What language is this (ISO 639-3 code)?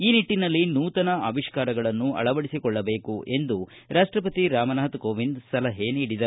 kan